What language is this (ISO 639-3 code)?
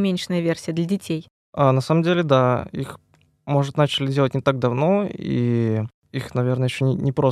rus